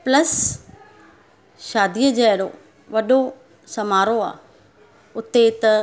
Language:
Sindhi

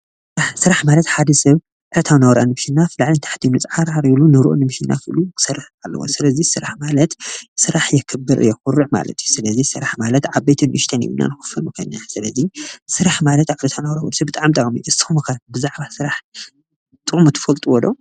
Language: Tigrinya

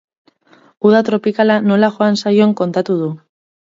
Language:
Basque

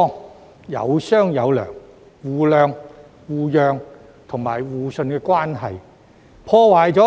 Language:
Cantonese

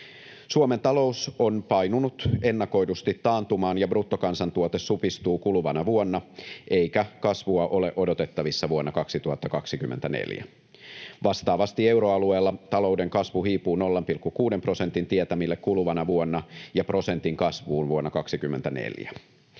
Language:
Finnish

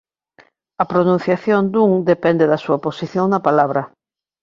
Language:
Galician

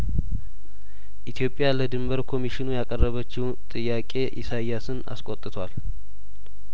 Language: Amharic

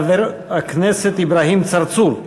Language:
Hebrew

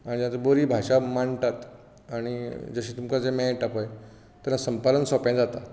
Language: Konkani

